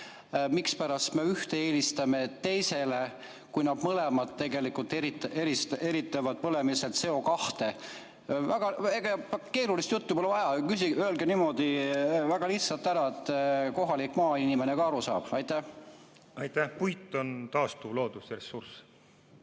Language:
Estonian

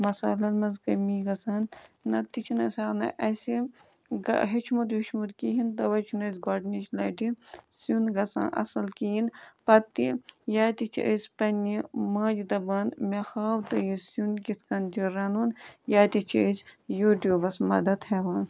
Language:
Kashmiri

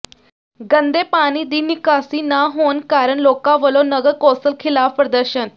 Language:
Punjabi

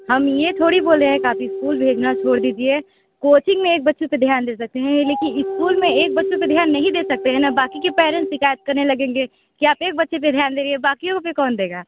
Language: Hindi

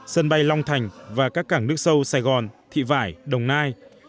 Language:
Vietnamese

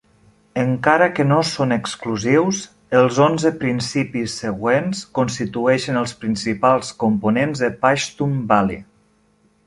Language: Catalan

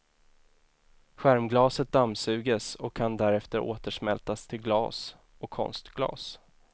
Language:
Swedish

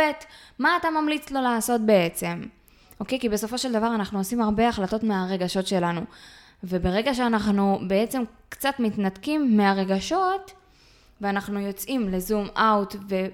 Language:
Hebrew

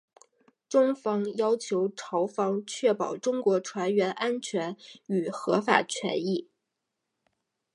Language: Chinese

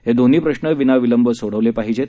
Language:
Marathi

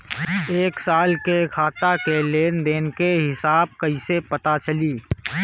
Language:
Bhojpuri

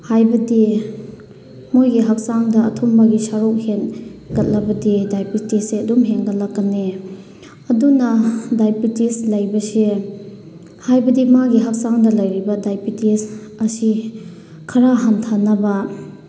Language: Manipuri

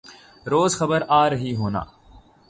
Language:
Urdu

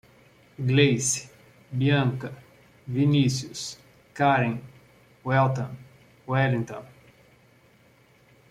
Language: Portuguese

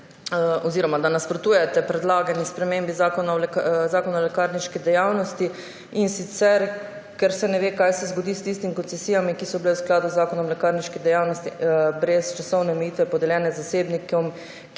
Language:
Slovenian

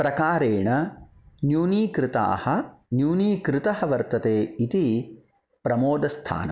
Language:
Sanskrit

